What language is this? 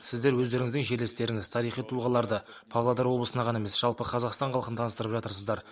Kazakh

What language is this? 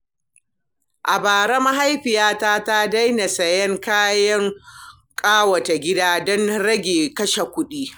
Hausa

